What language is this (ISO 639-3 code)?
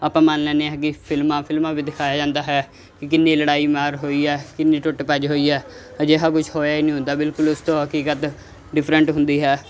pan